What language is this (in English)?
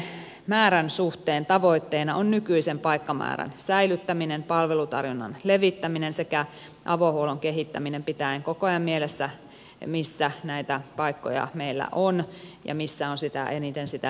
Finnish